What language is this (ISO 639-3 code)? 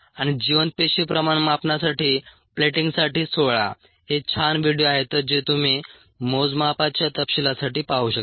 mar